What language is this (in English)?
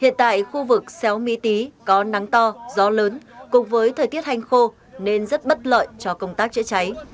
Vietnamese